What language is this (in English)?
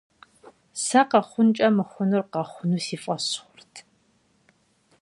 Kabardian